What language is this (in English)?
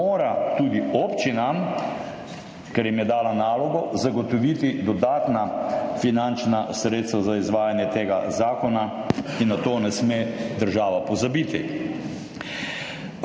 Slovenian